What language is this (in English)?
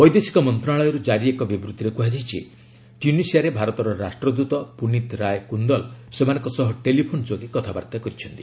Odia